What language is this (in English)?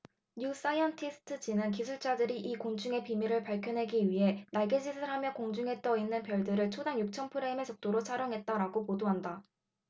Korean